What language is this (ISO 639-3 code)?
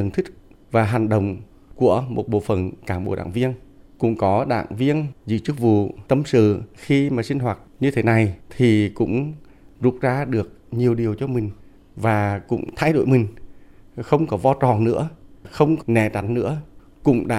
vie